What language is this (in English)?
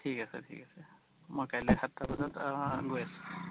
Assamese